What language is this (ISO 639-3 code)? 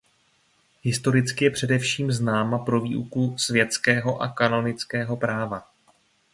ces